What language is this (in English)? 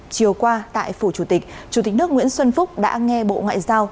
Vietnamese